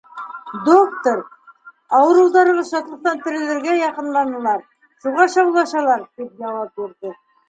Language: Bashkir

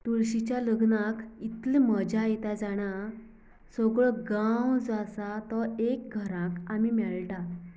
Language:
Konkani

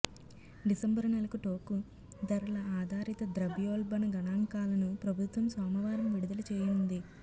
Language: Telugu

